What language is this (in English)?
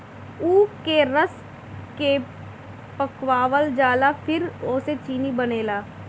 Bhojpuri